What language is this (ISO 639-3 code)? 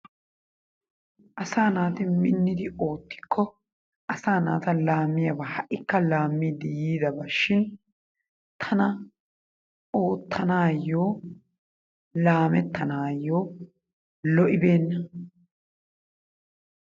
wal